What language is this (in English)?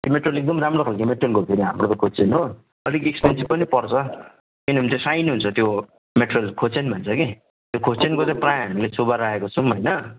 Nepali